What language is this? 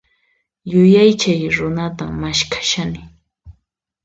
Puno Quechua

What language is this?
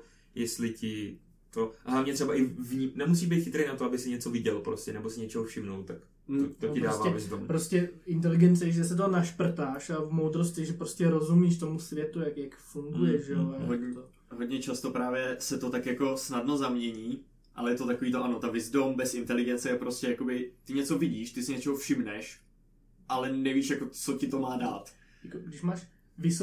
Czech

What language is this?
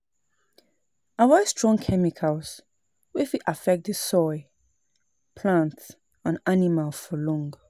Nigerian Pidgin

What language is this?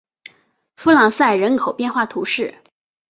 Chinese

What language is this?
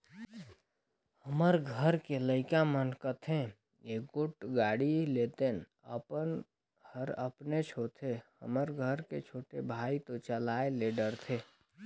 Chhattisgarhi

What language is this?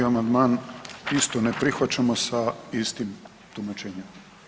Croatian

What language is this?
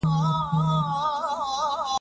Pashto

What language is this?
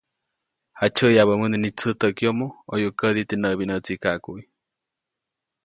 Copainalá Zoque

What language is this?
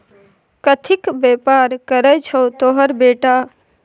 Maithili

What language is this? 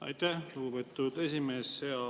Estonian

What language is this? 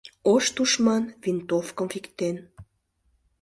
Mari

